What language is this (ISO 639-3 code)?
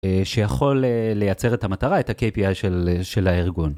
heb